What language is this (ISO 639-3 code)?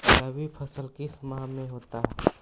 mag